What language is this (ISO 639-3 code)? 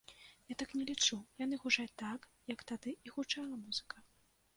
bel